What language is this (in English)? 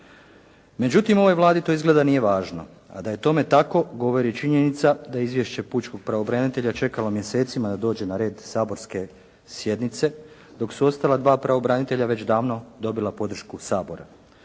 Croatian